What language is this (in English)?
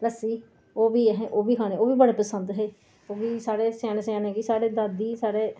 Dogri